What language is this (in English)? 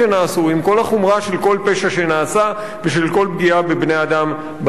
Hebrew